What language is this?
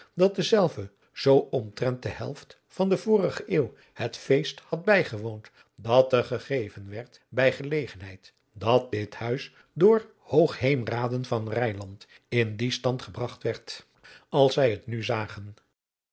Dutch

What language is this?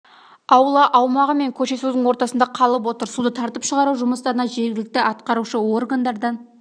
Kazakh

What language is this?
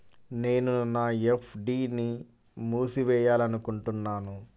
Telugu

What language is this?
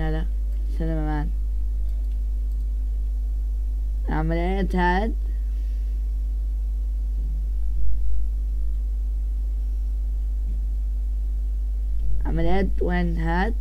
Arabic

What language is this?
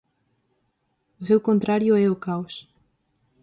Galician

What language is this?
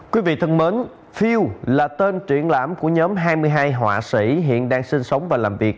Vietnamese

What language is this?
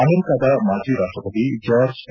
Kannada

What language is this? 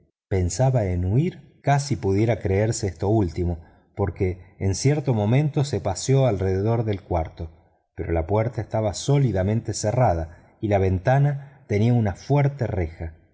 Spanish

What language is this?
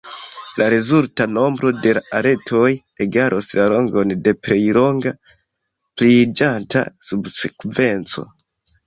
Esperanto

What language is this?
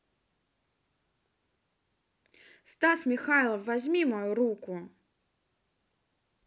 Russian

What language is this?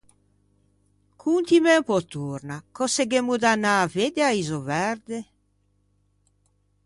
Ligurian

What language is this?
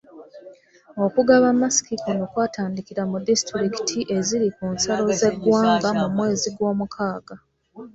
Ganda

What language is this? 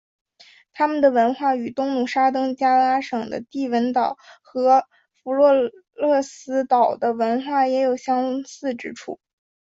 Chinese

